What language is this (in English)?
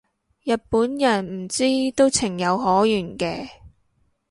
Cantonese